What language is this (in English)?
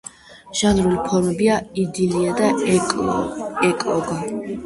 Georgian